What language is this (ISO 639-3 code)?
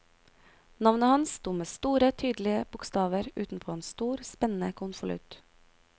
nor